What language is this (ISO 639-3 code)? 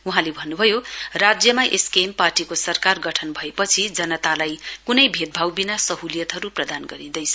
nep